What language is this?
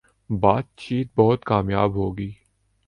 Urdu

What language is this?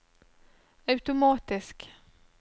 Norwegian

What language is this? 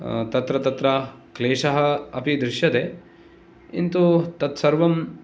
Sanskrit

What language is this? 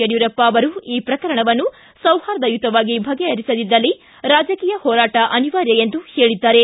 Kannada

